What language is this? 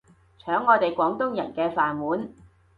Cantonese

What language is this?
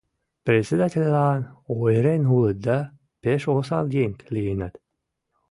Mari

